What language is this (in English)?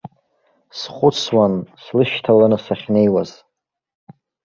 Abkhazian